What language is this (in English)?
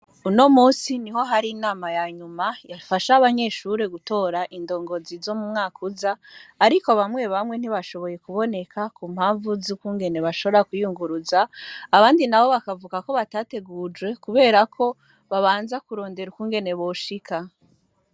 Rundi